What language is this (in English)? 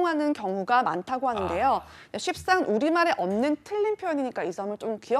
Korean